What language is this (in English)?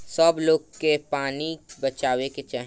Bhojpuri